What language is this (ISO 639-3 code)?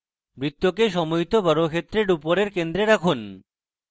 ben